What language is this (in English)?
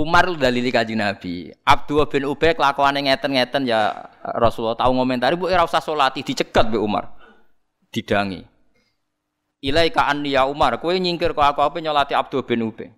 Indonesian